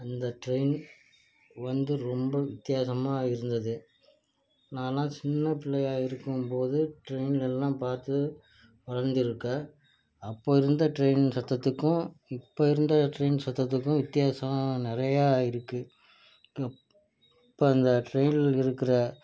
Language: Tamil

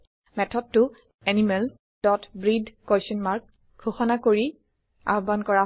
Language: Assamese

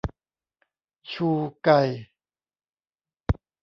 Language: Thai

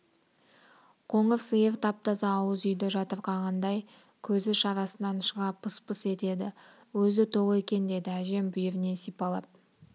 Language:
Kazakh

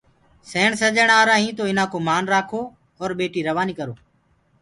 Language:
Gurgula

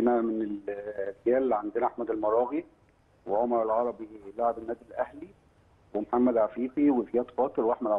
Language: Arabic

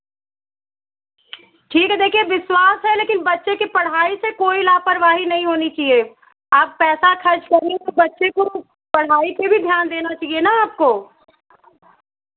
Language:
Hindi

